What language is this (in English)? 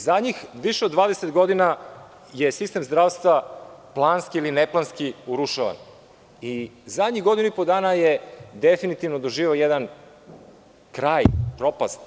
Serbian